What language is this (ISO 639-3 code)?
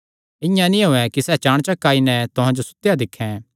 xnr